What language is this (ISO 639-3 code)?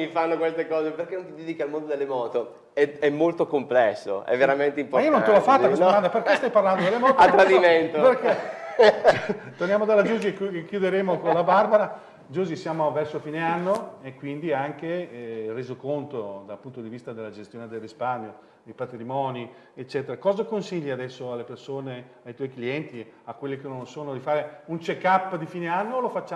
ita